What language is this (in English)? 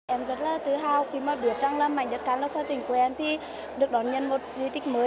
Vietnamese